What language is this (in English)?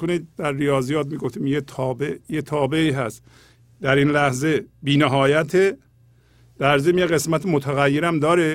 Persian